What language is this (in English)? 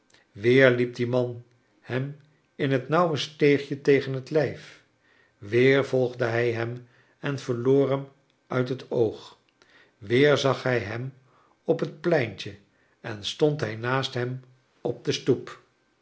Dutch